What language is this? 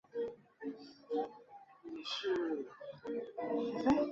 Chinese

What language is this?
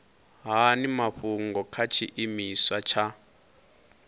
Venda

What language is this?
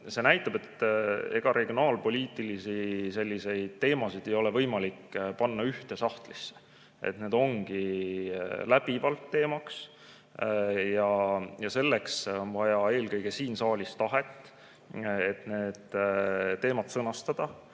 Estonian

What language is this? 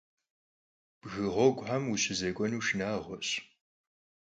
Kabardian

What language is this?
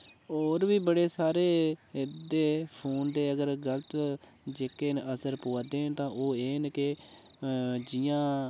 Dogri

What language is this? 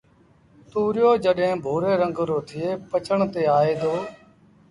Sindhi Bhil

